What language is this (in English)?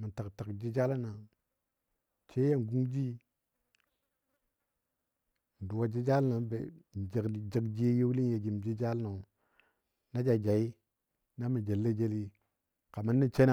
Dadiya